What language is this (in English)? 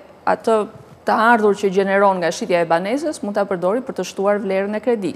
Romanian